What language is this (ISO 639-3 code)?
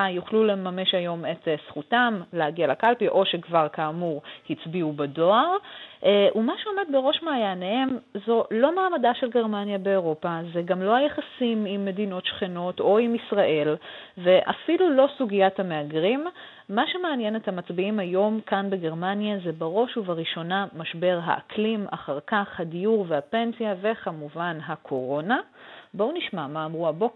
heb